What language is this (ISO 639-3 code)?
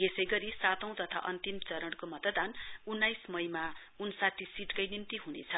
nep